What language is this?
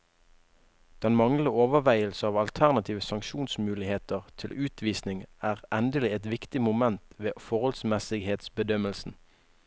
Norwegian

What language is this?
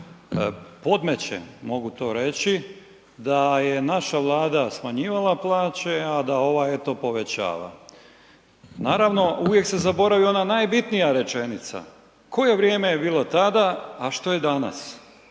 Croatian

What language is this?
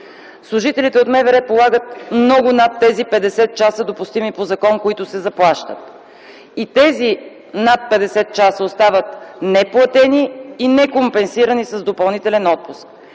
Bulgarian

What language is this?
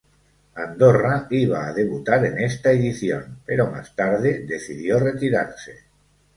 Spanish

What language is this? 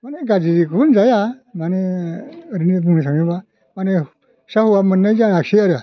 Bodo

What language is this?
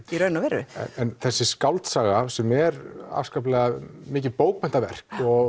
Icelandic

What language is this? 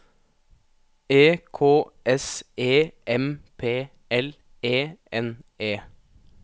Norwegian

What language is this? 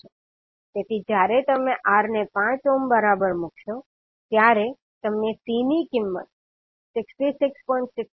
Gujarati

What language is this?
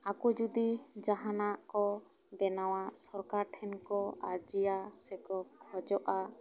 Santali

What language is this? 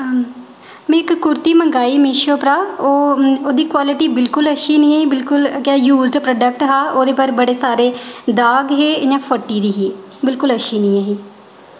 Dogri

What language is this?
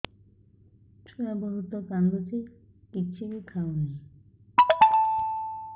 Odia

